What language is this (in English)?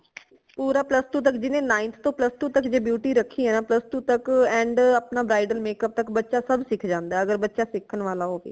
Punjabi